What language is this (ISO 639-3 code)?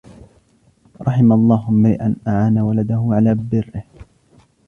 ara